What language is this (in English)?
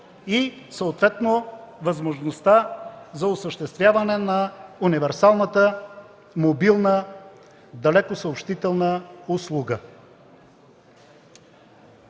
Bulgarian